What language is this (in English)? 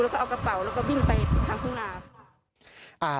Thai